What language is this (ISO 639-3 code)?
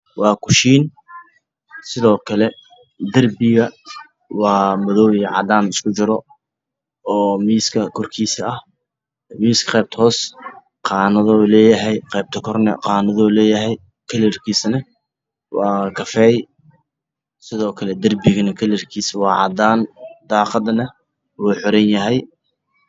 som